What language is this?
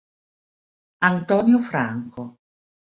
Italian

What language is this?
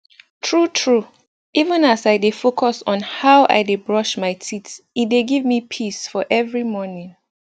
Nigerian Pidgin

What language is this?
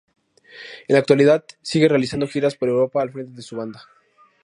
Spanish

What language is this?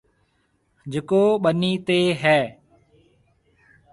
Marwari (Pakistan)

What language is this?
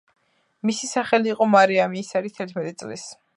Georgian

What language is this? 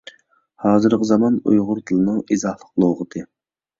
Uyghur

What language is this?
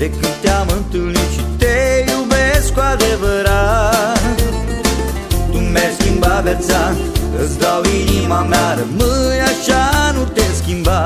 Romanian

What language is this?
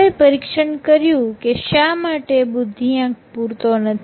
Gujarati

